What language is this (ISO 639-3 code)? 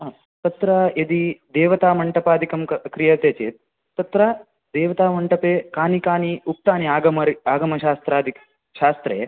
san